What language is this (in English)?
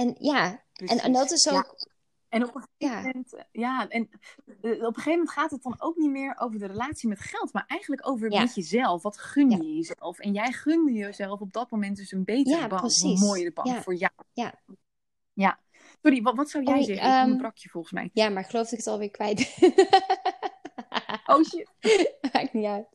Dutch